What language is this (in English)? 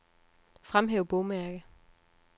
Danish